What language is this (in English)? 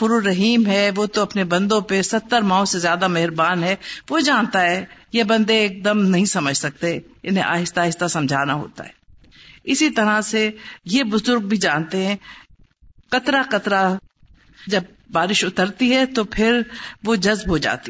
Urdu